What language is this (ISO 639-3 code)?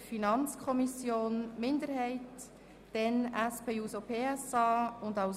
gsw